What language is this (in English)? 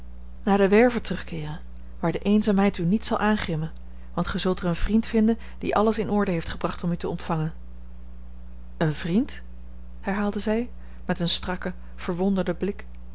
Dutch